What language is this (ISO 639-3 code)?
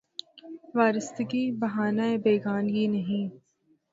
urd